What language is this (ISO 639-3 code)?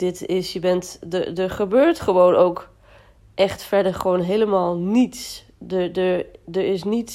nld